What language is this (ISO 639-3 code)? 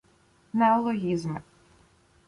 ukr